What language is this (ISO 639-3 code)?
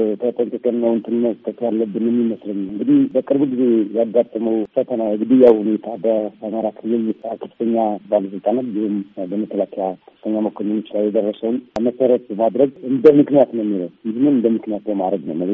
amh